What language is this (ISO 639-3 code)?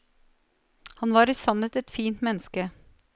nor